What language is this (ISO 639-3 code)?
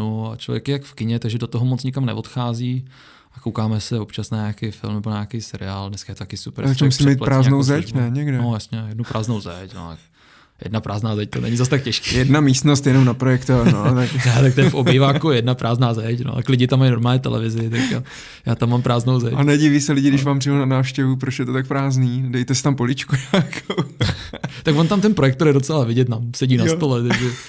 ces